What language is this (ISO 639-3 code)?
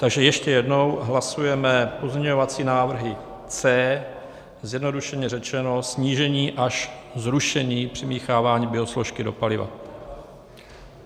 ces